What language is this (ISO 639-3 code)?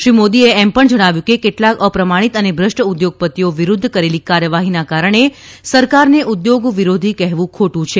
guj